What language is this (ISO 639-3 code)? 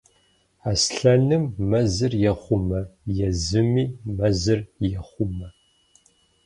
kbd